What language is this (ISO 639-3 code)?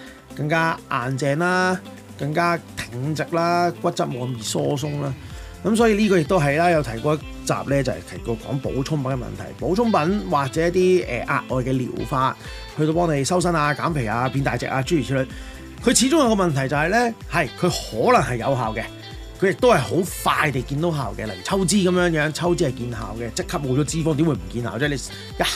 zho